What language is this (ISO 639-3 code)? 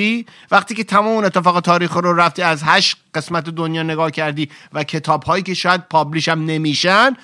fas